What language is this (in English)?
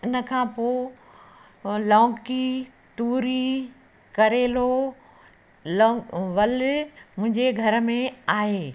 Sindhi